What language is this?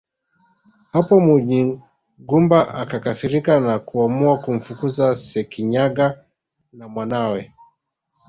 Swahili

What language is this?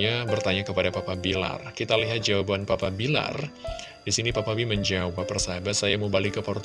Indonesian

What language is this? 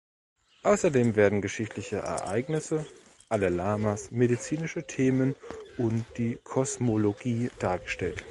German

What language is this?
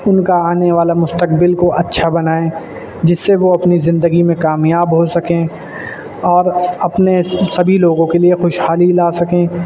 Urdu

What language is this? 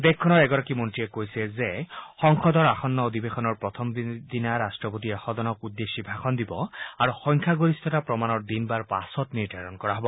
Assamese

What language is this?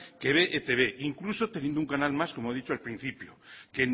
Spanish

